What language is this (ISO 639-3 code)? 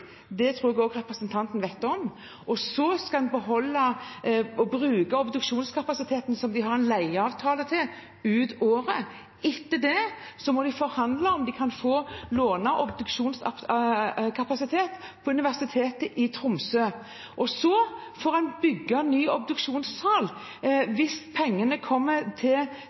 nob